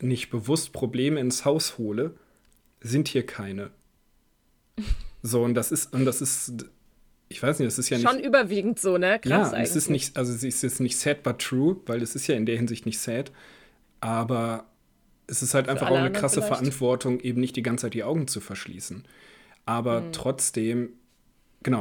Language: German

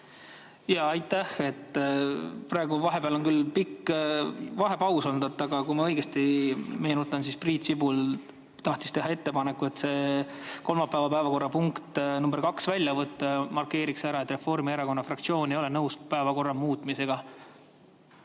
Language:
Estonian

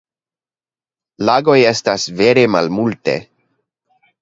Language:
Esperanto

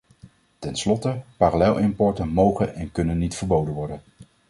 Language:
Dutch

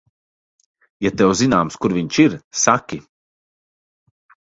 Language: Latvian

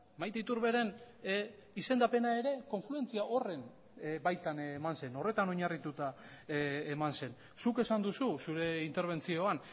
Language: Basque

